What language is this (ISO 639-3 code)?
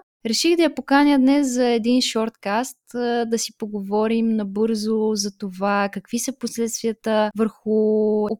bul